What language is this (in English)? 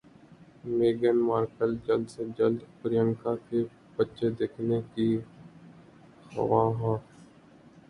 Urdu